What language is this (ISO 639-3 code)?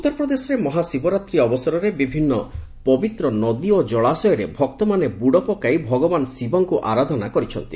ori